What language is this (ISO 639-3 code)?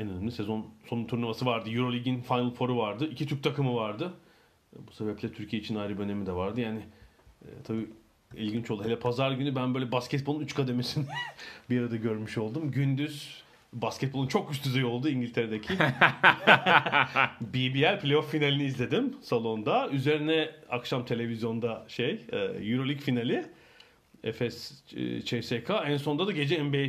tur